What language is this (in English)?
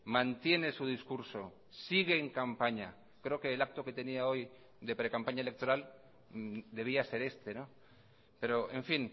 Spanish